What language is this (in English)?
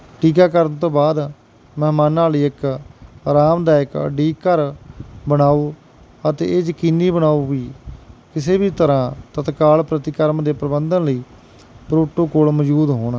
Punjabi